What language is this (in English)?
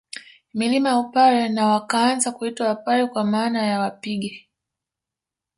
Swahili